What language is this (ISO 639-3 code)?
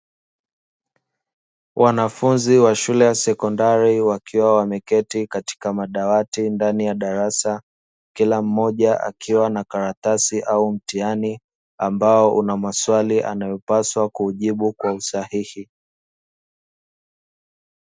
swa